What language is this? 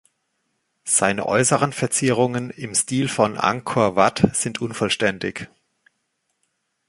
German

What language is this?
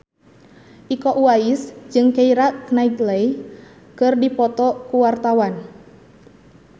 Sundanese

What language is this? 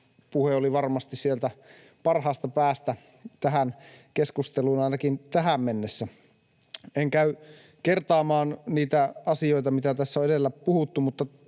Finnish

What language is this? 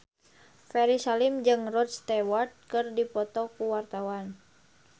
Sundanese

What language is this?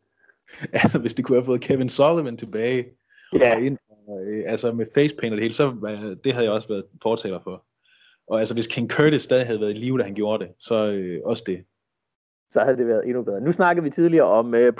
Danish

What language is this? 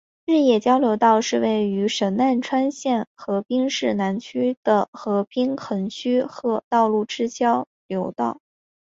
Chinese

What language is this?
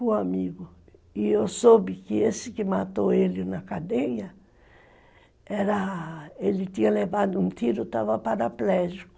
Portuguese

